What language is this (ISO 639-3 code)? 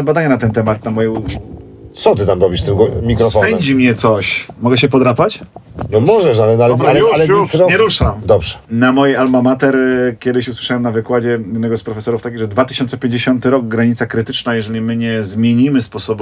pol